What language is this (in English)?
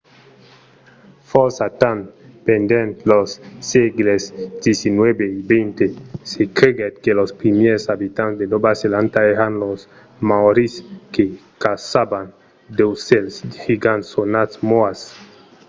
Occitan